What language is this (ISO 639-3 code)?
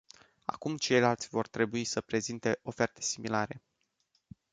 ron